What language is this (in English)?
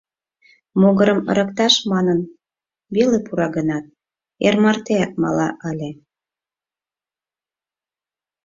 Mari